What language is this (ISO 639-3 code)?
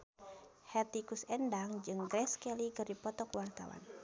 sun